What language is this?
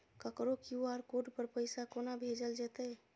Maithili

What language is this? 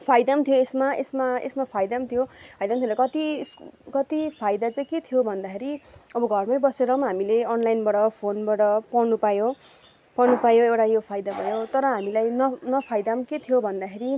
Nepali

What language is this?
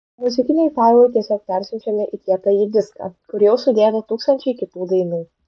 Lithuanian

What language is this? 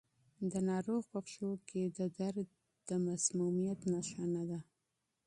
Pashto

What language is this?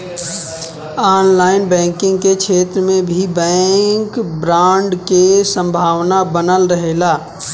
Bhojpuri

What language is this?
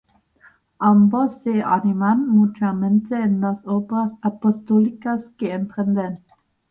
Spanish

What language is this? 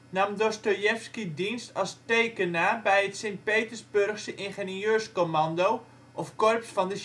Dutch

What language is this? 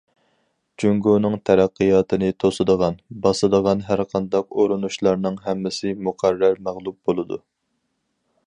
Uyghur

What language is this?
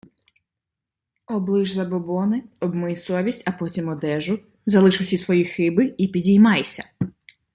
Ukrainian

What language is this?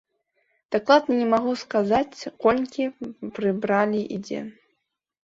Belarusian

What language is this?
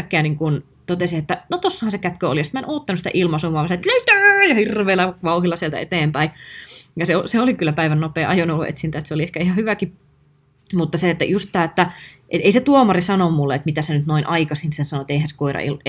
Finnish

